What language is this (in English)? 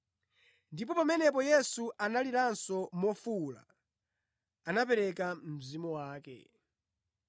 Nyanja